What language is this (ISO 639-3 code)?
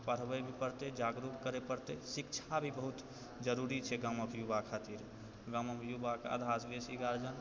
mai